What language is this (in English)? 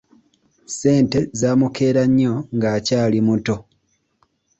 Ganda